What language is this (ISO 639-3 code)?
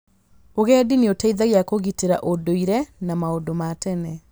kik